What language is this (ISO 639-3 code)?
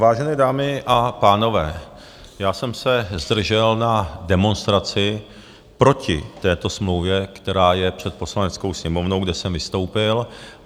ces